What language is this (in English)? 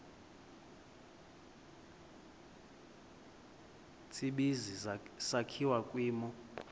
Xhosa